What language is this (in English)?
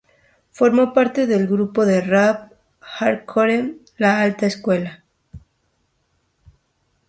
Spanish